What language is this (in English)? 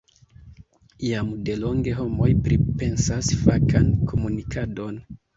Esperanto